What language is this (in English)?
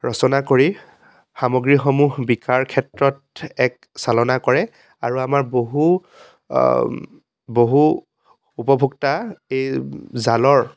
Assamese